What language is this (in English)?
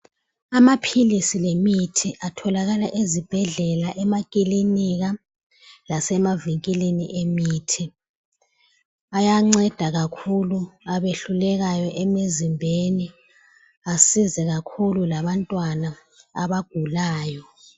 North Ndebele